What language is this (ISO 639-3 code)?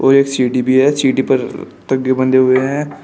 hin